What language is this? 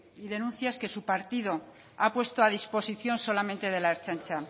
Spanish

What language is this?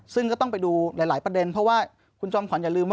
Thai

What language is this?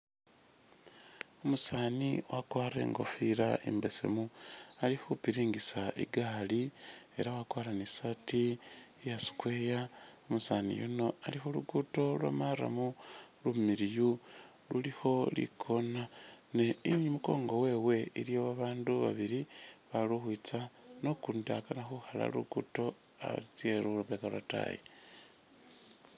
Masaaba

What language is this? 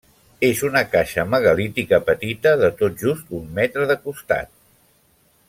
Catalan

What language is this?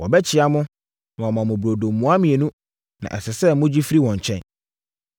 Akan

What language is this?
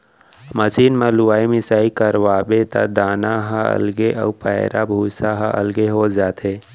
Chhattisgarhi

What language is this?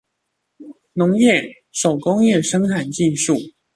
Chinese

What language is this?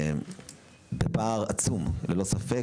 Hebrew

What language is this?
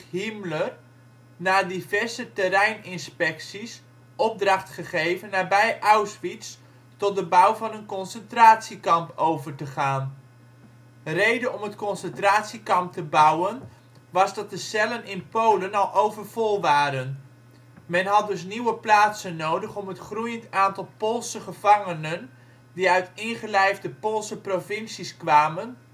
Dutch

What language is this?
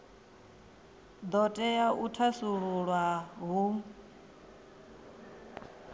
Venda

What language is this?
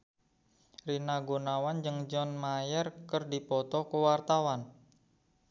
Sundanese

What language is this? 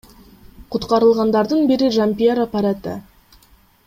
Kyrgyz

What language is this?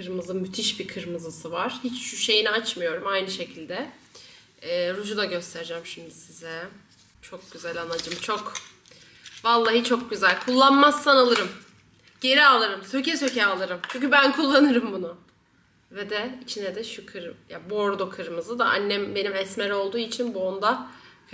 Turkish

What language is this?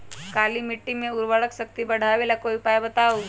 Magahi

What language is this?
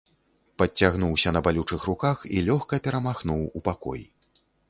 Belarusian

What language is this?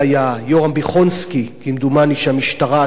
Hebrew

